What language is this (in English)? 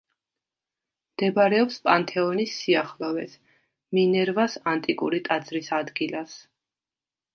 Georgian